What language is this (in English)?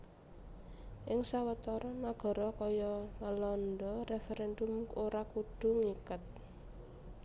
Javanese